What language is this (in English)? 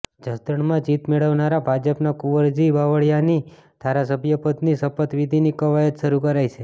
Gujarati